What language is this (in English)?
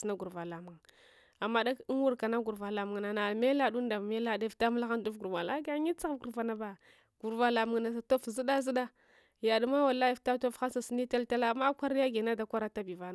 Hwana